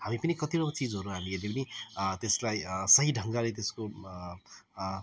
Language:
Nepali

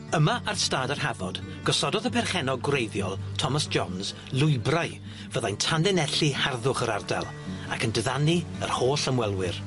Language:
Welsh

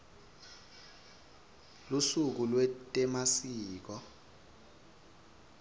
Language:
Swati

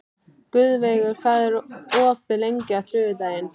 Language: Icelandic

